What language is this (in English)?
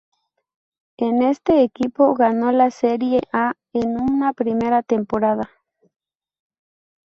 Spanish